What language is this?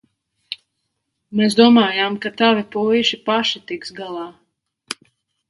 Latvian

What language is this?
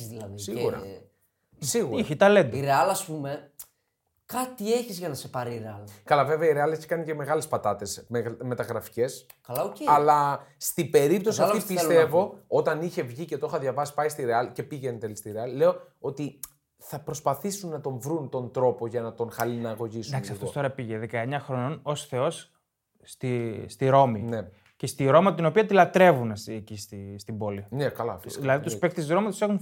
Greek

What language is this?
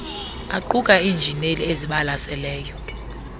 Xhosa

